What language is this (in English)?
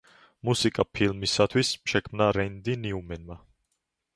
Georgian